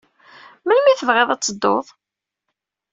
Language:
Kabyle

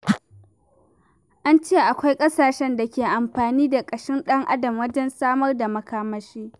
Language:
Hausa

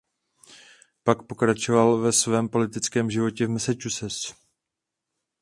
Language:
Czech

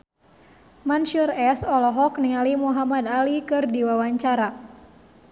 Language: Sundanese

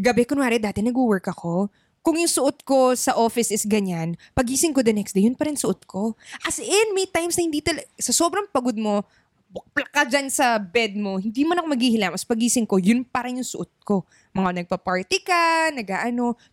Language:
Filipino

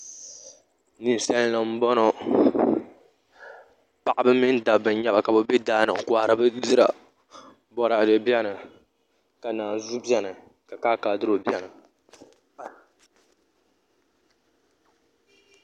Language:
Dagbani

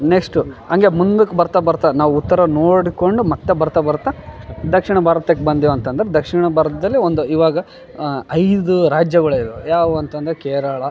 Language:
Kannada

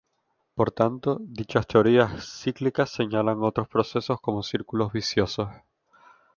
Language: Spanish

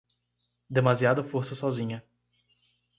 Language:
Portuguese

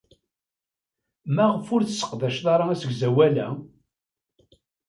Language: Kabyle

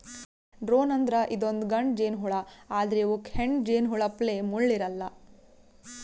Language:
Kannada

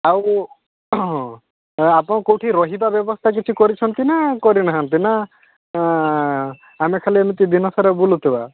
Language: Odia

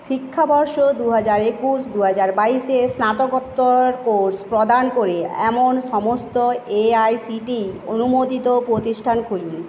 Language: Bangla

